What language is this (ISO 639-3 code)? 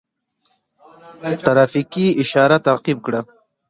pus